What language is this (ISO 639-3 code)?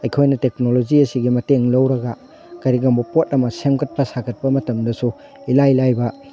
mni